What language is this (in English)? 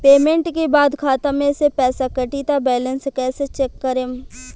Bhojpuri